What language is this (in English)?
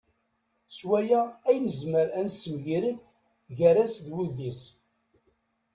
Kabyle